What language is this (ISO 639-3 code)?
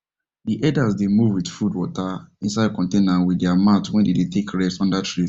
pcm